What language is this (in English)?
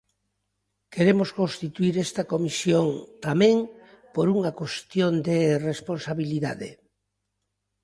Galician